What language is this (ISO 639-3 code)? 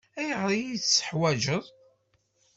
kab